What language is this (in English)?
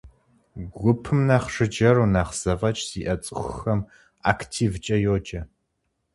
Kabardian